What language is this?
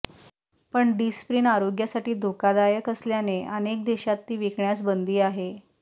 Marathi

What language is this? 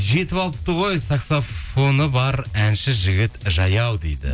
Kazakh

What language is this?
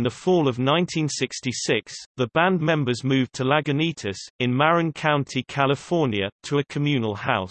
English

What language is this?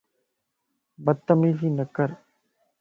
Lasi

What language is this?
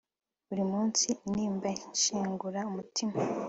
Kinyarwanda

